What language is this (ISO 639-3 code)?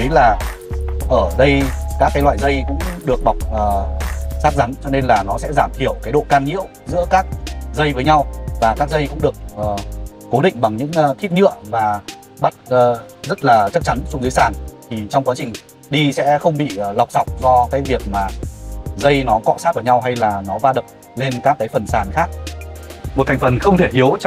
vie